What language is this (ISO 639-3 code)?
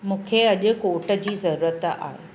snd